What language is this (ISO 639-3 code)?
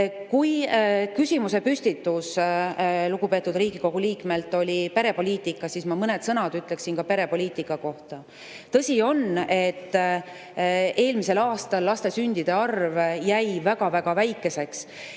est